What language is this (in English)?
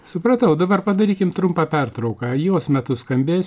Lithuanian